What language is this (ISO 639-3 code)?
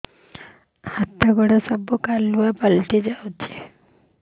ori